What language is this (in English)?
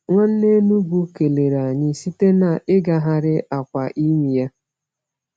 Igbo